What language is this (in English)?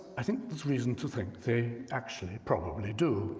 English